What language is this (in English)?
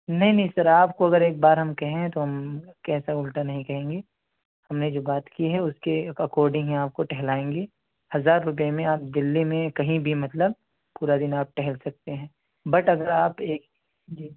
Urdu